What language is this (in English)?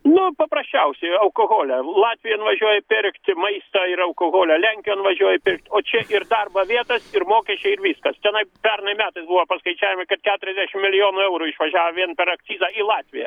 Lithuanian